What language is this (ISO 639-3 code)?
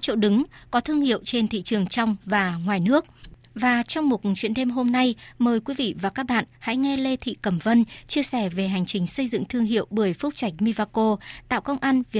vie